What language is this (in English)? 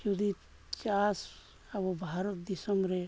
Santali